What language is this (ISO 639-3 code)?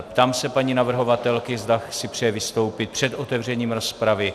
ces